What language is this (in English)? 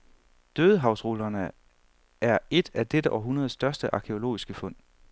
Danish